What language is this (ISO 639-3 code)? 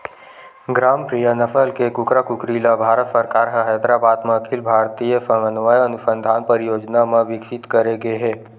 hne